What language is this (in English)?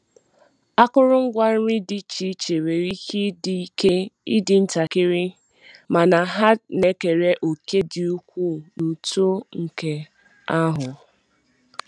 Igbo